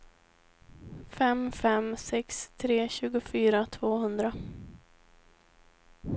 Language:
Swedish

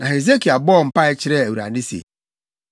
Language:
Akan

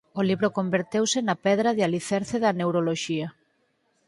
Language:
Galician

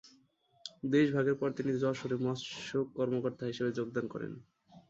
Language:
Bangla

